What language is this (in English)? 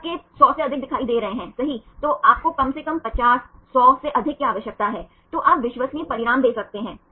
Hindi